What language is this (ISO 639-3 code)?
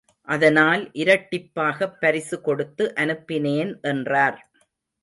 tam